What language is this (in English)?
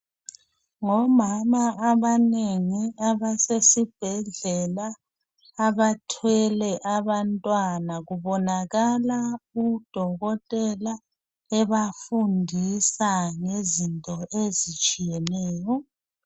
North Ndebele